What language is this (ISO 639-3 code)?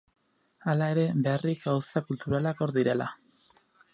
eus